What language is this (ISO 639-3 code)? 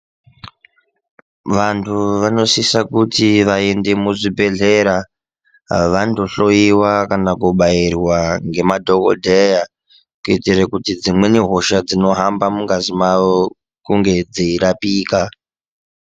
ndc